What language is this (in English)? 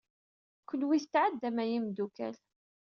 Kabyle